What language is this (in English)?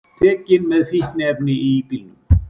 Icelandic